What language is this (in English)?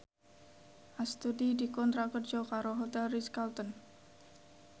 Javanese